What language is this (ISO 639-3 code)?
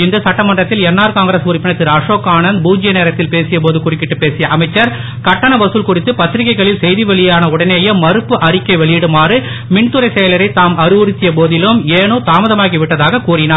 tam